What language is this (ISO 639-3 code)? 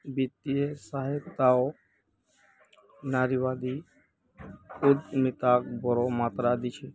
mag